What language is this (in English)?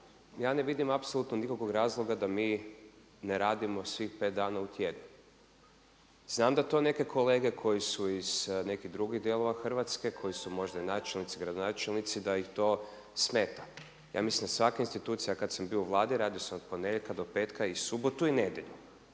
Croatian